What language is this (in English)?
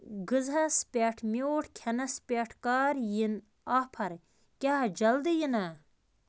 Kashmiri